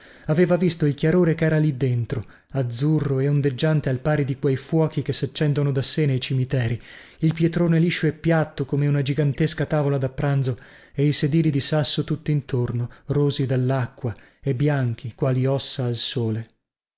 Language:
Italian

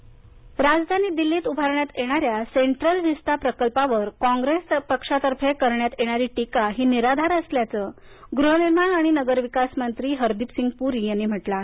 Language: Marathi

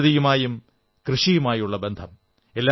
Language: Malayalam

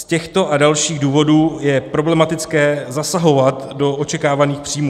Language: Czech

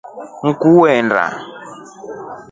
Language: Rombo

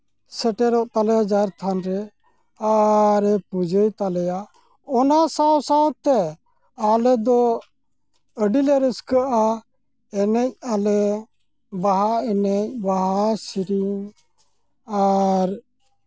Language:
Santali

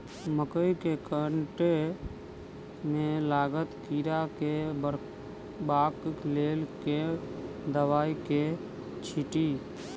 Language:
Maithili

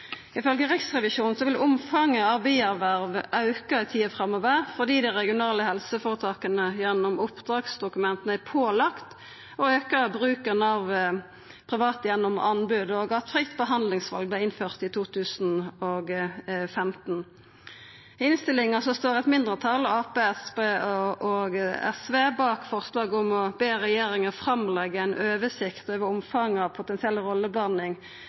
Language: Norwegian Nynorsk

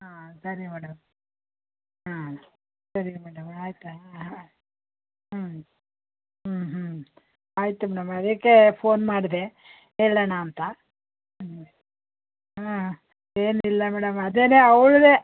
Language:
Kannada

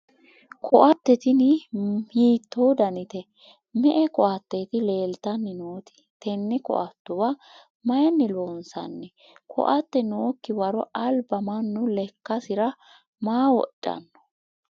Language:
Sidamo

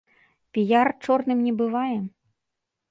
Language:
Belarusian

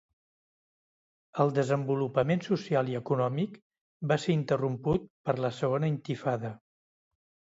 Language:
Catalan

